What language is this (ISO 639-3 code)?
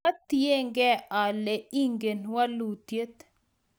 kln